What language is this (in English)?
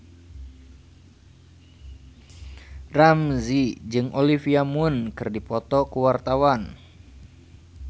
Sundanese